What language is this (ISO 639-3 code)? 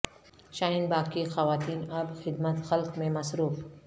urd